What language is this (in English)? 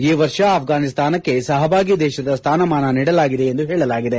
Kannada